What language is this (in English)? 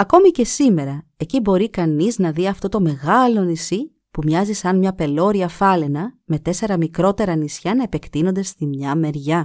Greek